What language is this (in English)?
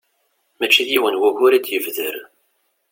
Kabyle